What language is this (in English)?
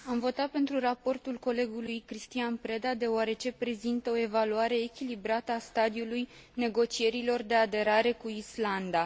Romanian